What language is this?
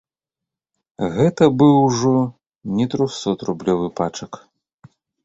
Belarusian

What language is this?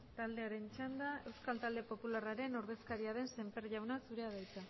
Basque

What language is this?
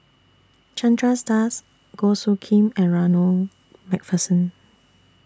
English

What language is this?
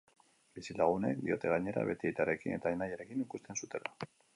Basque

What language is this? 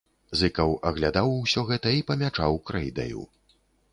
Belarusian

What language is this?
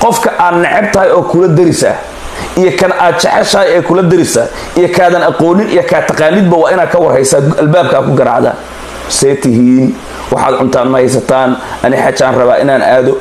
Arabic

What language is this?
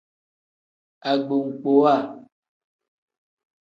Tem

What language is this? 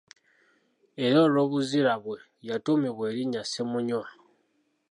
Ganda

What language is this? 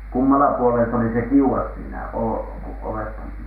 Finnish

